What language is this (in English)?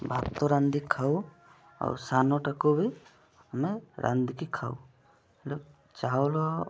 Odia